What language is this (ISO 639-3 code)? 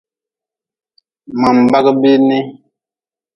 nmz